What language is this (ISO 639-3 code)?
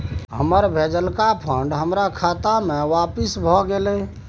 mai